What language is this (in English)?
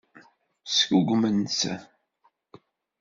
Kabyle